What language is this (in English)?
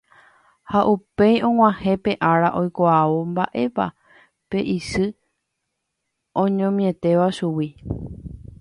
Guarani